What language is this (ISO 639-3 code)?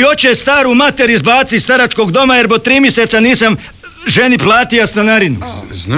hrv